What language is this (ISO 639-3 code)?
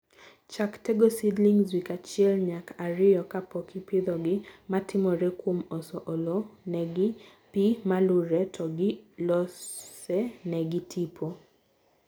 luo